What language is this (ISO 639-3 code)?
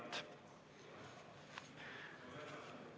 est